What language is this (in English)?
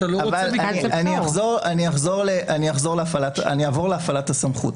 Hebrew